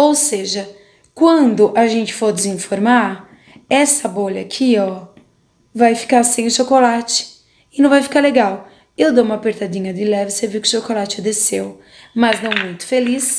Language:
Portuguese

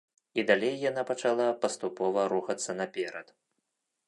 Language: Belarusian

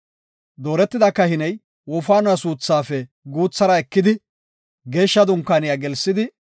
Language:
Gofa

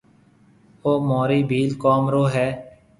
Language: Marwari (Pakistan)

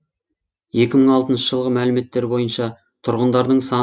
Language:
Kazakh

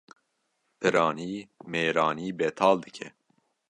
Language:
Kurdish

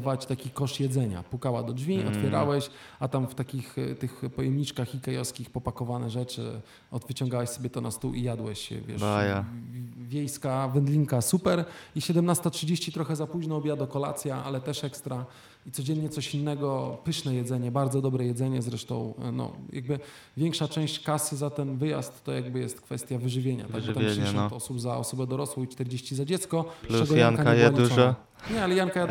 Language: Polish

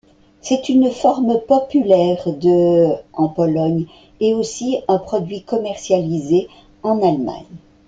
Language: French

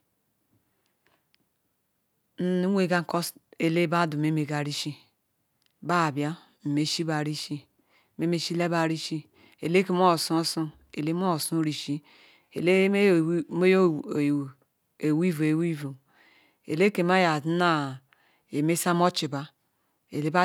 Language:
Ikwere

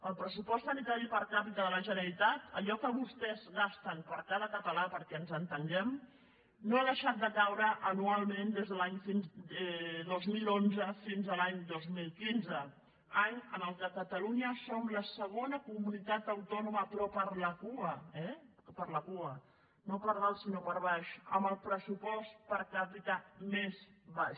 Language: Catalan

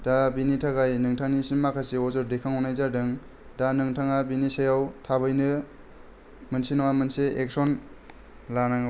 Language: Bodo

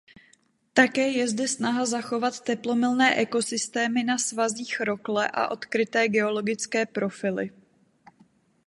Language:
Czech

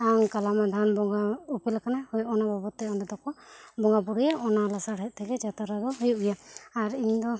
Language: Santali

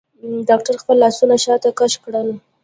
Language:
Pashto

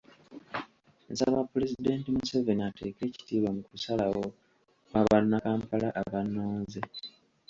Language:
Ganda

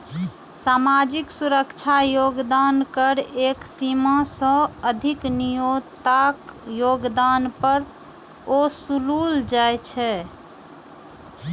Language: Maithili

